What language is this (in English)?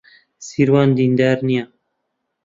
Central Kurdish